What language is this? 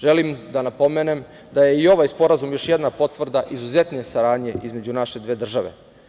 Serbian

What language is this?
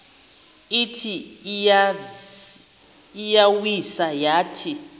Xhosa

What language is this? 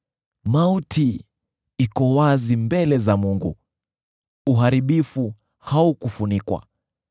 Swahili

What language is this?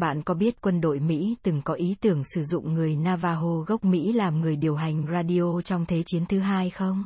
Vietnamese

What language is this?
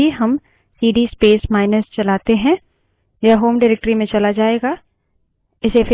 Hindi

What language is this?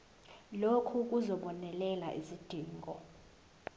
Zulu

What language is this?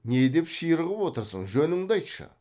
Kazakh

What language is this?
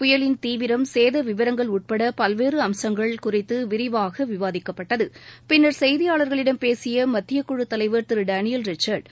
Tamil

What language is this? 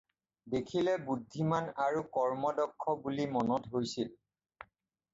Assamese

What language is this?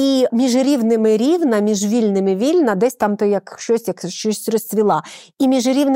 Ukrainian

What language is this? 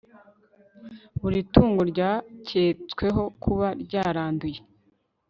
Kinyarwanda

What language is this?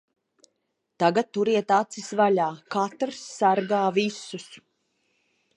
Latvian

